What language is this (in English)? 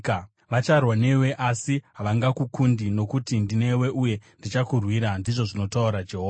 Shona